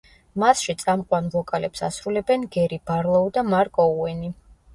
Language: Georgian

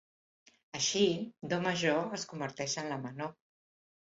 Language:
Catalan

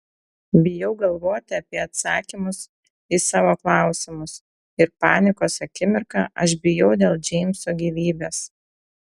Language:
Lithuanian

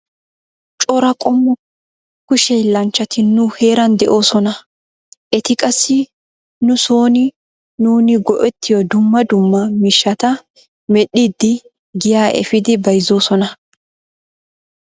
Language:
Wolaytta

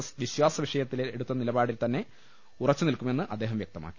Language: Malayalam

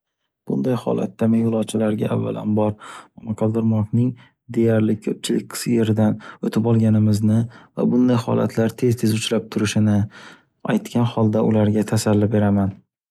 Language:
Uzbek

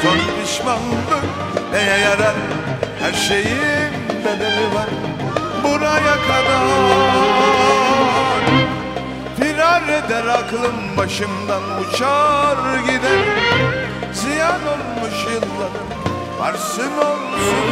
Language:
Turkish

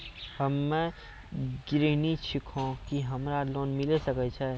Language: Maithili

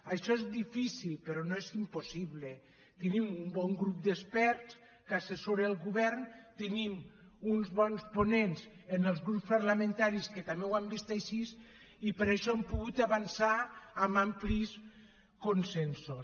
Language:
Catalan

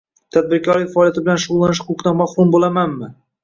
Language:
Uzbek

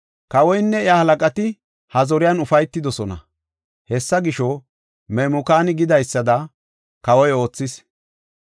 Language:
Gofa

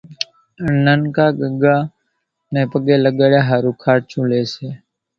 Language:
Kachi Koli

